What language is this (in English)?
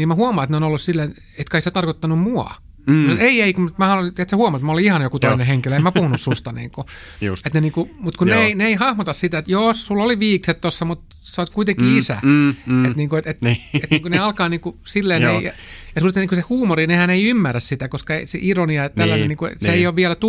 Finnish